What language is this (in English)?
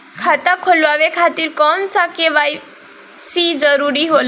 Bhojpuri